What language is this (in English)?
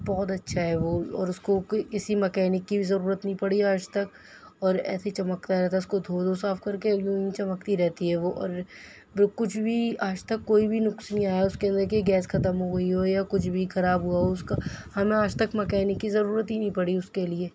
Urdu